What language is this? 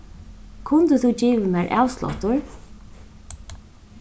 Faroese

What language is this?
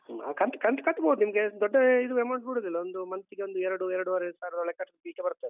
Kannada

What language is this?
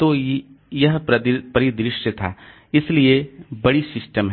Hindi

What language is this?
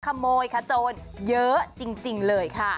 Thai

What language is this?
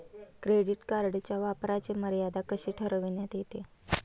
Marathi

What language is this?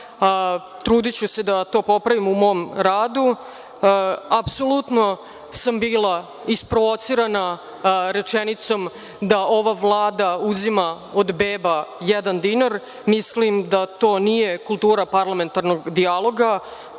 Serbian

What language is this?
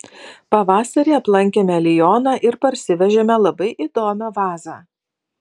Lithuanian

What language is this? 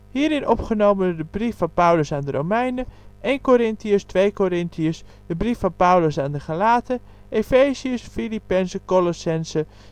Dutch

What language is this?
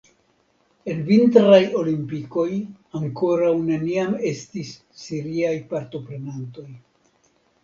Esperanto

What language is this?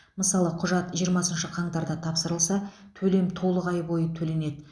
Kazakh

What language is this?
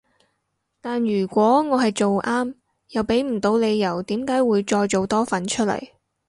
Cantonese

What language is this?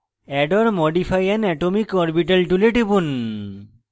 Bangla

